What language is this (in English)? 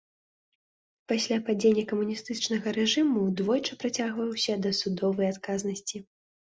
Belarusian